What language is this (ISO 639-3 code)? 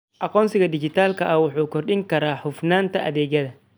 som